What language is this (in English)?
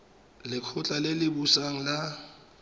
Tswana